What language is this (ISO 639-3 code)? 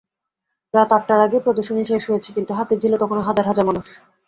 ben